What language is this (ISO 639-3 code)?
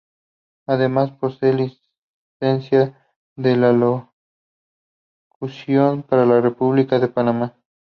spa